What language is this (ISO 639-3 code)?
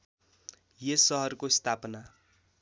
nep